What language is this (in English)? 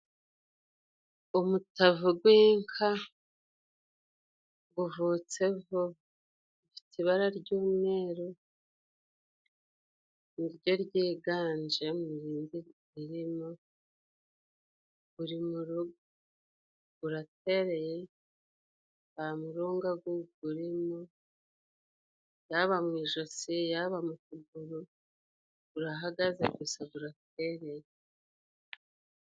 Kinyarwanda